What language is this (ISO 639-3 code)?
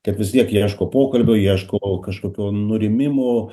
lit